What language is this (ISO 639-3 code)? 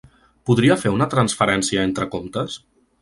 cat